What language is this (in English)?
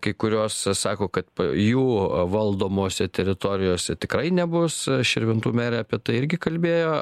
Lithuanian